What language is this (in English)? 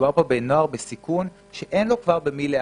Hebrew